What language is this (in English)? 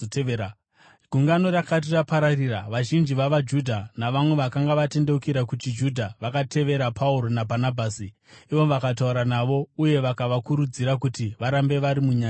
Shona